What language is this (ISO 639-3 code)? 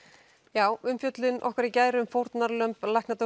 isl